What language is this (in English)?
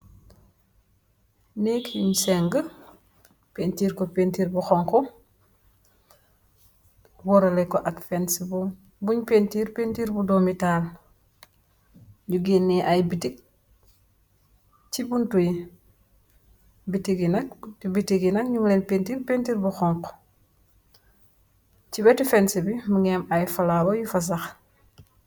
Wolof